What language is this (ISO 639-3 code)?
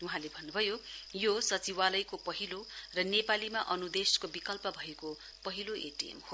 nep